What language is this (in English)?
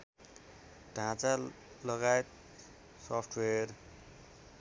Nepali